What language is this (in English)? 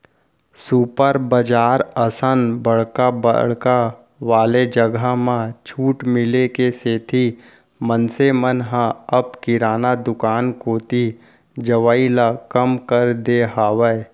Chhattisgarhi